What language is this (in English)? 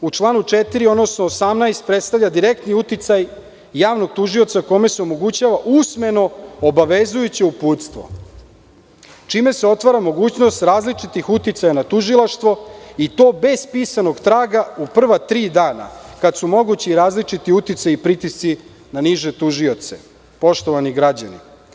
Serbian